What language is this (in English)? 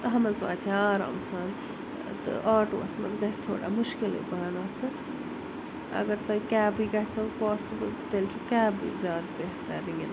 Kashmiri